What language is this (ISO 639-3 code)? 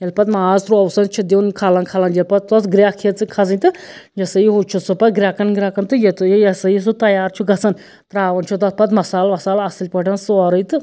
kas